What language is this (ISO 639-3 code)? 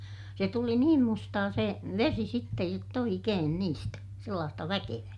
fin